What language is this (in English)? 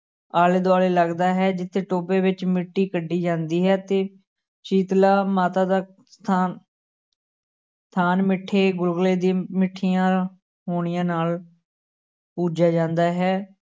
Punjabi